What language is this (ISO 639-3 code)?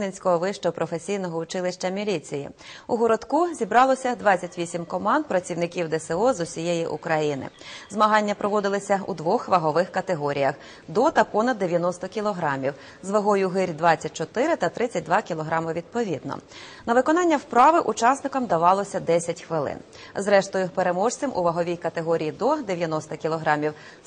ukr